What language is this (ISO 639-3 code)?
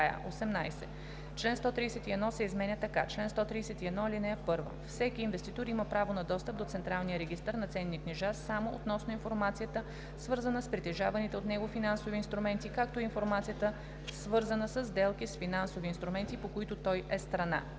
bul